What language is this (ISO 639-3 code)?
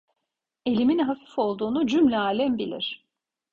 tur